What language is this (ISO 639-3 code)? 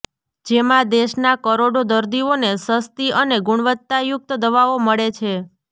guj